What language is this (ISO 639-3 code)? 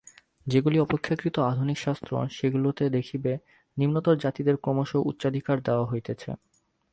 ben